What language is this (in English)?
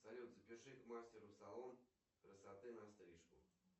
Russian